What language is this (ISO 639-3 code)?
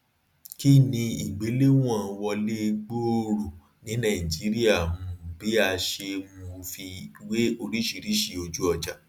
yor